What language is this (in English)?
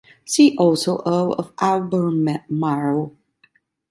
English